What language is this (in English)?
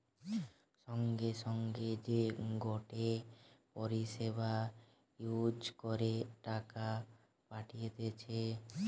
Bangla